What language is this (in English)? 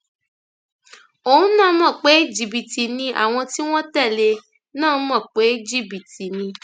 Yoruba